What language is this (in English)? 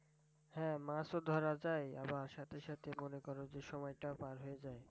Bangla